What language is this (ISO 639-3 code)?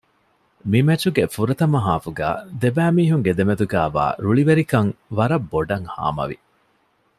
div